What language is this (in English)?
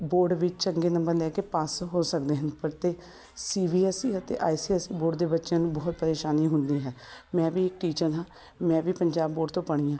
Punjabi